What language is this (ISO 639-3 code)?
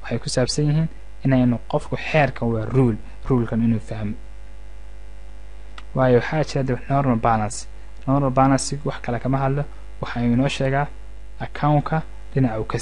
ara